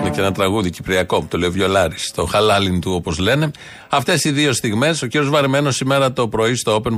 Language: Greek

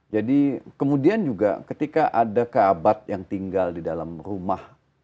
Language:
Indonesian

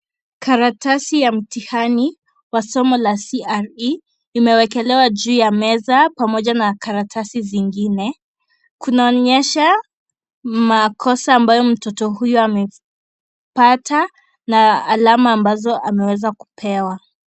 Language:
Swahili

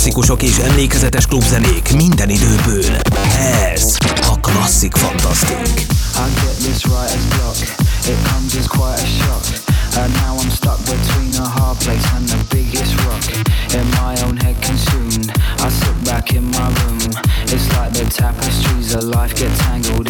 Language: Hungarian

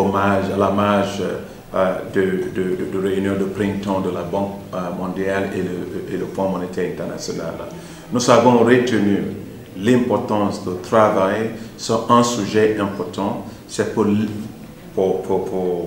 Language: French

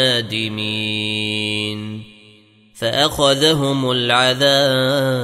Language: Arabic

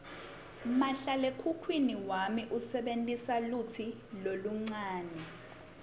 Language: Swati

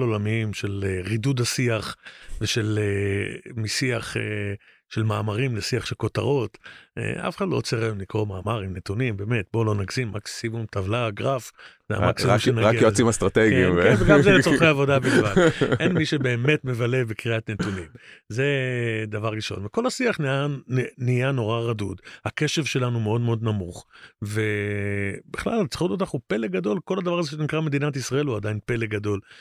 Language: Hebrew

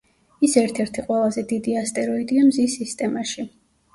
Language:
Georgian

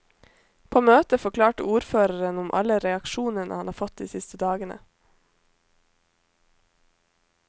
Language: Norwegian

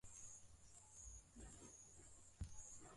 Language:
Swahili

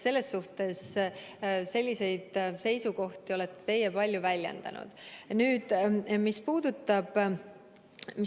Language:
Estonian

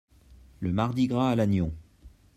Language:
French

